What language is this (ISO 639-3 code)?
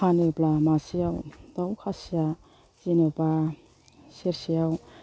brx